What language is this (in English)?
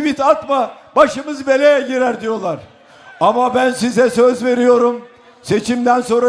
Turkish